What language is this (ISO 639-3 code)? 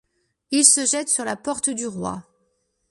fra